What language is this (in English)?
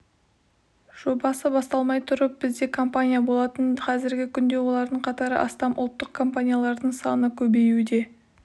Kazakh